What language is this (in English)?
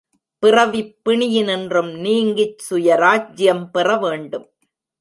Tamil